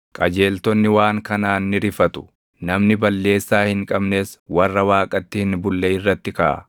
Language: Oromo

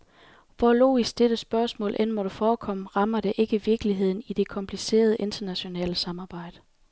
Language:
Danish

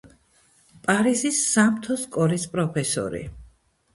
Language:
Georgian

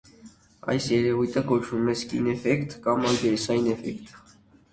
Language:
Armenian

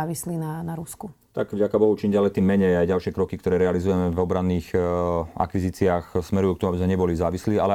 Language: Slovak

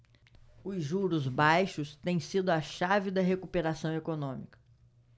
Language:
Portuguese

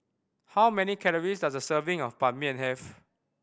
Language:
English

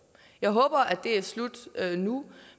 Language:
Danish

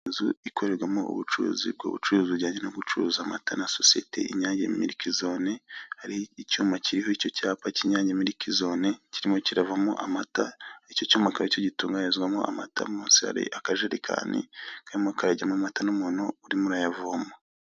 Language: Kinyarwanda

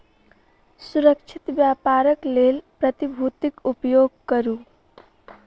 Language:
Maithili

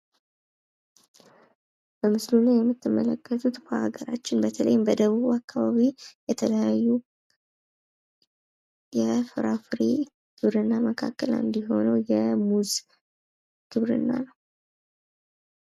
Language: Amharic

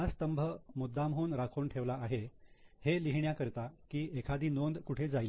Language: Marathi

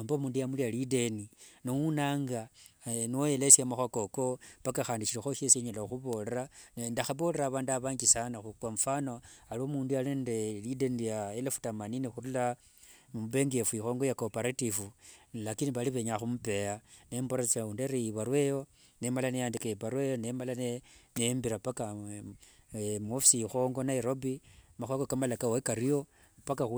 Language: Wanga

